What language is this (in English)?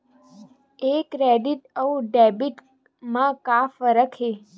Chhattisgarhi